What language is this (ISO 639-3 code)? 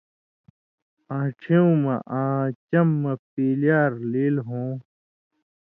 mvy